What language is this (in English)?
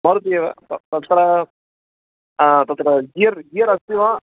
Sanskrit